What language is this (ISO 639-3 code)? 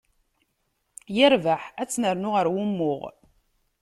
kab